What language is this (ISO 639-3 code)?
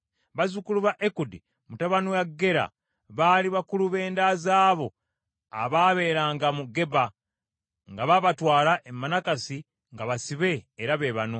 lug